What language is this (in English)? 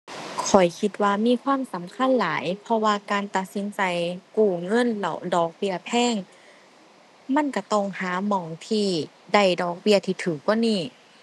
Thai